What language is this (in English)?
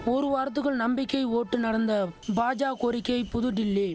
Tamil